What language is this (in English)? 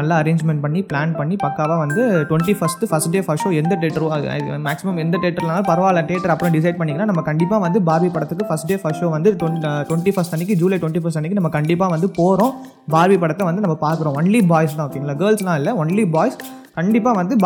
Tamil